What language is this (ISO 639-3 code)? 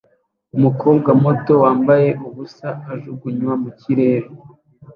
kin